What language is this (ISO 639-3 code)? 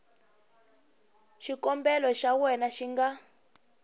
tso